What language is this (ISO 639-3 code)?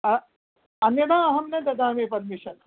san